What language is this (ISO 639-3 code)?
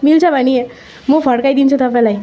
nep